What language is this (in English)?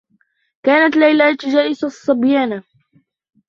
Arabic